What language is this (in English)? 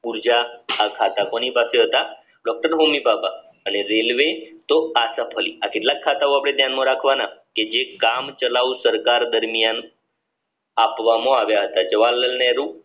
Gujarati